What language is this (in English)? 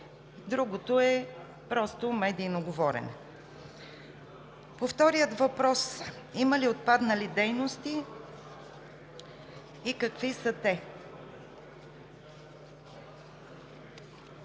Bulgarian